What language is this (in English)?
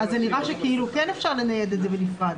Hebrew